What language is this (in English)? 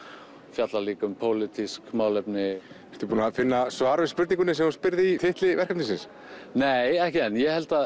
Icelandic